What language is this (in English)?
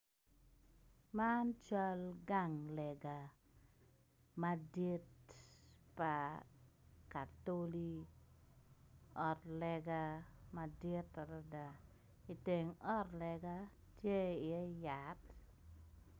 Acoli